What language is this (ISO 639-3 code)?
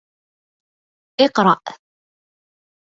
ara